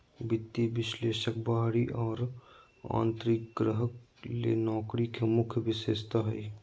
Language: Magahi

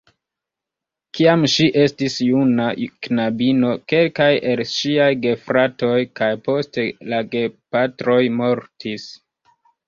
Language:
Esperanto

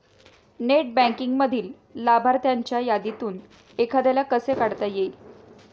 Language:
Marathi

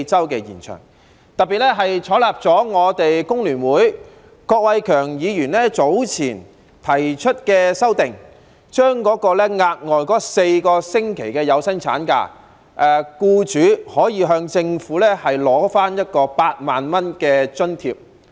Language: Cantonese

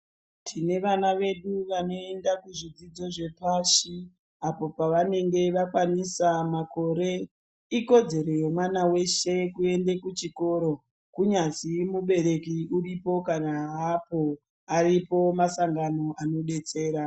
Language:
Ndau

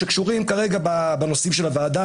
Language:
Hebrew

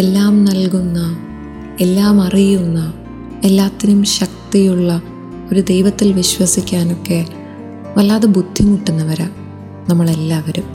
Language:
Malayalam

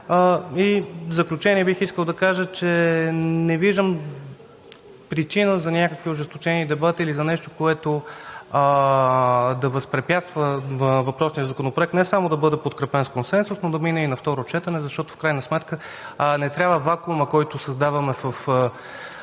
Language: Bulgarian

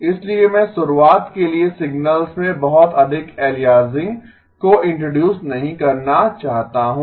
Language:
Hindi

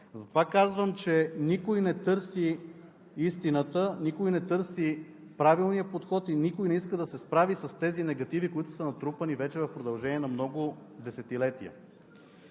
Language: Bulgarian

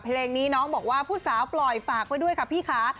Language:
Thai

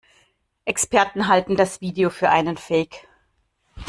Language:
German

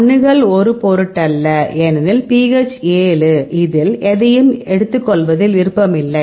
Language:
Tamil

